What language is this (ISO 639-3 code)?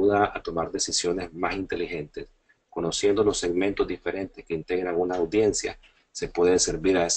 spa